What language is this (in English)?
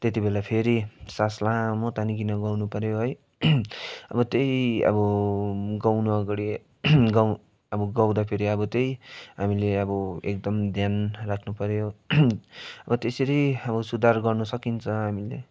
Nepali